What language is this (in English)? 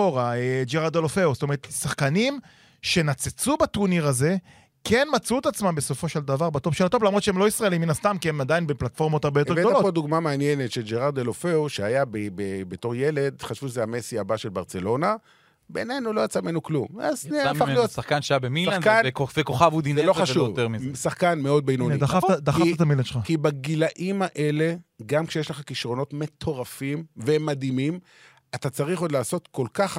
Hebrew